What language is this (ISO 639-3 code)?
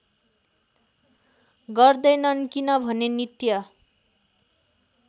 nep